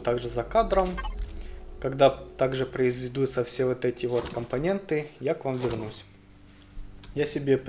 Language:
Russian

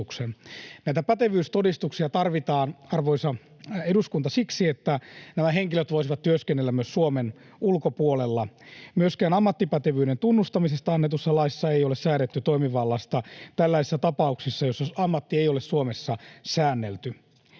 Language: Finnish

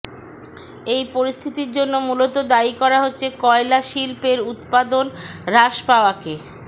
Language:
Bangla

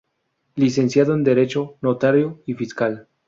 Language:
Spanish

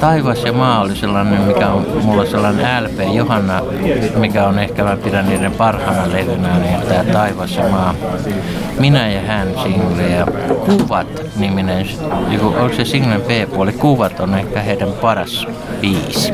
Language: Finnish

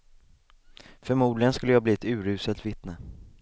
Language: Swedish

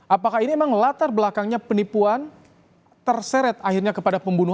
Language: Indonesian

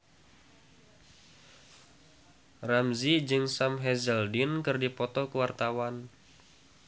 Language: Sundanese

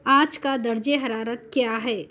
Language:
Urdu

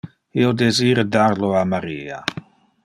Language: Interlingua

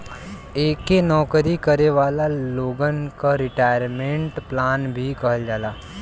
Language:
Bhojpuri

